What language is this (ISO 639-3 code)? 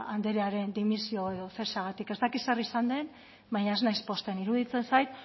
eus